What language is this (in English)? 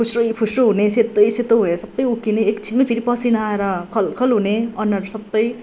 Nepali